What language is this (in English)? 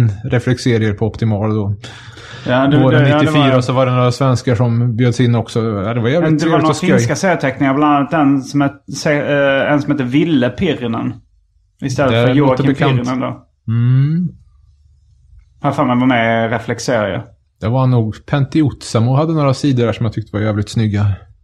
Swedish